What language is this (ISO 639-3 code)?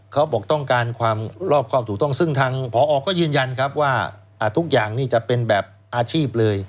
tha